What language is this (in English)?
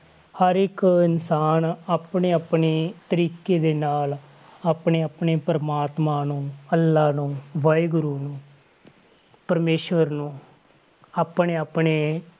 Punjabi